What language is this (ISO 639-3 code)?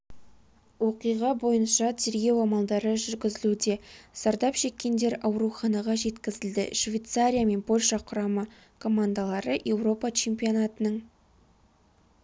kaz